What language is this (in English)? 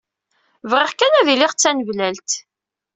Kabyle